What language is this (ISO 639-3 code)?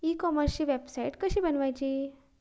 mar